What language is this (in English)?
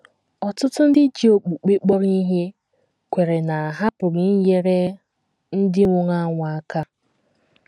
Igbo